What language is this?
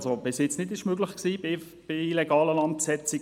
Swiss German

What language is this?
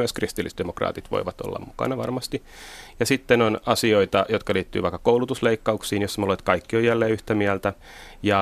Finnish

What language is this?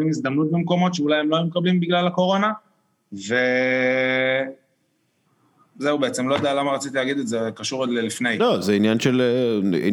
Hebrew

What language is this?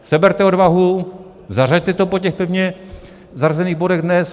Czech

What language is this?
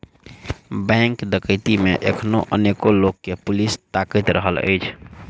Maithili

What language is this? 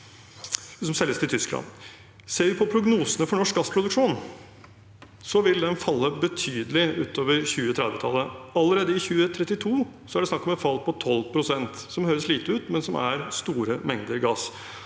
Norwegian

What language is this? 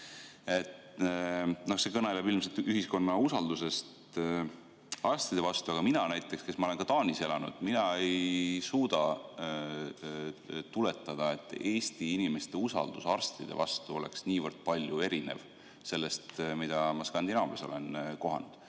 Estonian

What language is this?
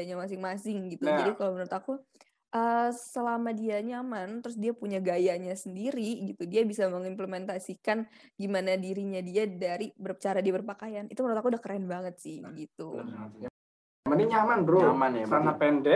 Indonesian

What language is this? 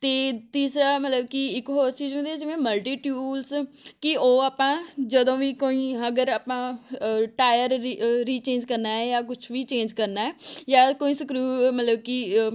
Punjabi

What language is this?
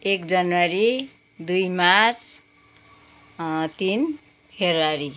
Nepali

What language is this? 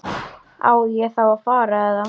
Icelandic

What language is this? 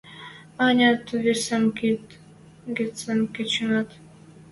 Western Mari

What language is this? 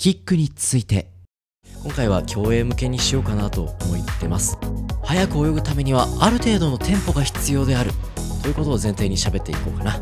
Japanese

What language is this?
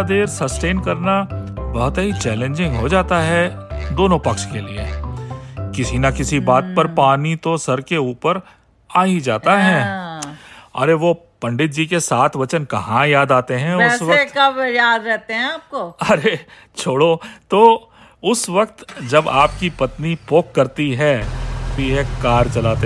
Hindi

